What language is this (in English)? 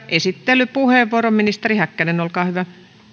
Finnish